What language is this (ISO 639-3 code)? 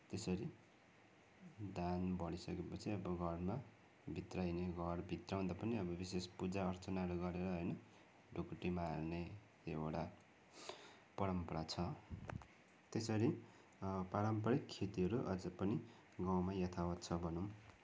nep